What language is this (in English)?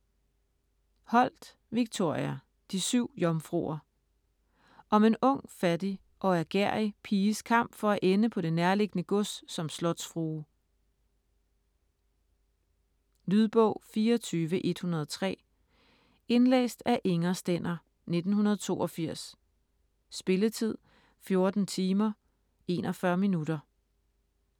Danish